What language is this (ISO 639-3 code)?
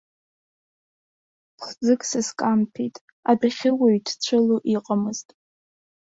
abk